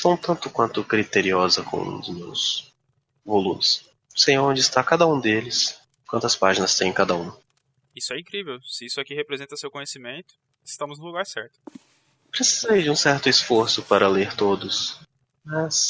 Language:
Portuguese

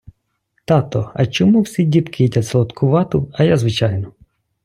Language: Ukrainian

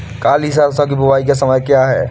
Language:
Hindi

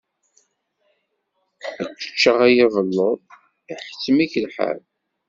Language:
Kabyle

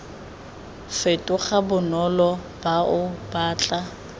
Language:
Tswana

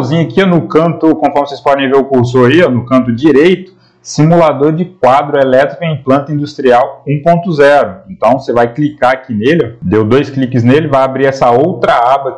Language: Portuguese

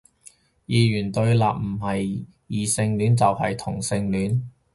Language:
Cantonese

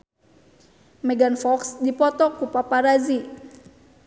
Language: Sundanese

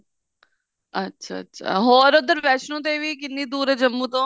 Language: Punjabi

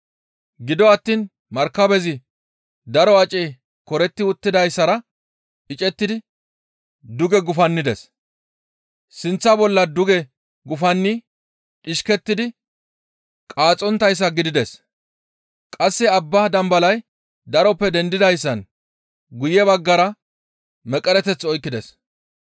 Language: Gamo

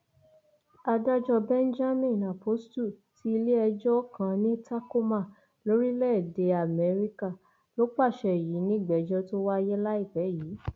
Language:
Yoruba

